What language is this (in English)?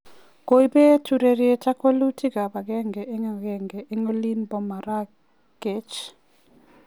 Kalenjin